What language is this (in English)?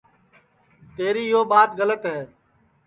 Sansi